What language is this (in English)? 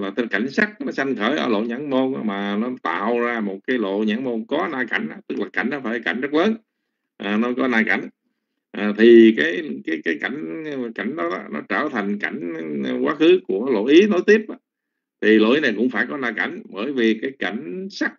Vietnamese